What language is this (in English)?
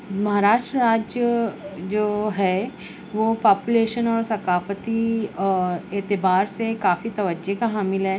Urdu